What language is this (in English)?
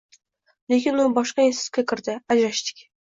Uzbek